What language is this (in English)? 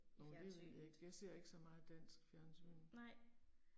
Danish